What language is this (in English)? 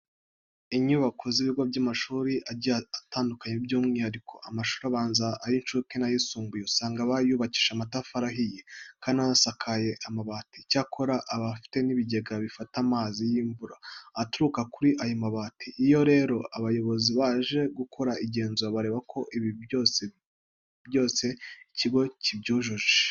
Kinyarwanda